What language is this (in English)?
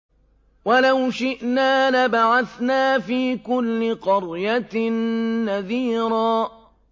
Arabic